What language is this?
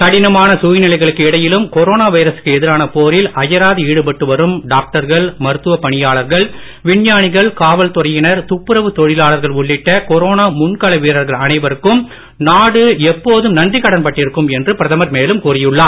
Tamil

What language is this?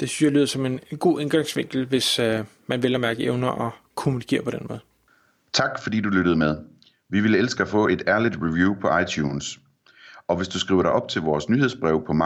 Danish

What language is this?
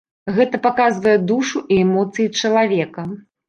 Belarusian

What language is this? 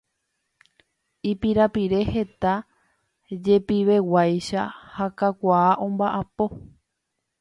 Guarani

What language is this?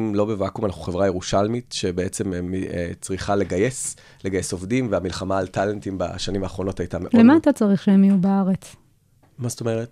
Hebrew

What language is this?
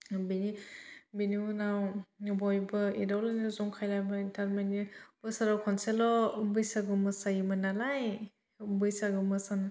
Bodo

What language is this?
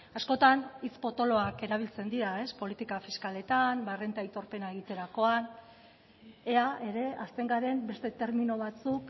Basque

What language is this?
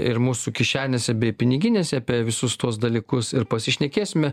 Lithuanian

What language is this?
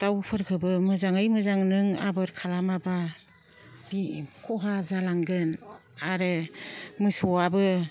Bodo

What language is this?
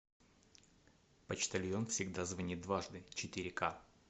Russian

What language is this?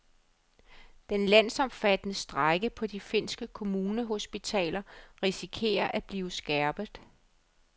Danish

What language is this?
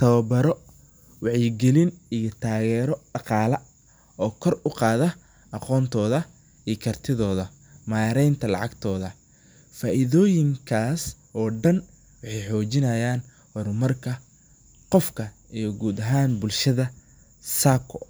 Somali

